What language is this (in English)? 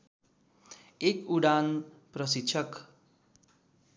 Nepali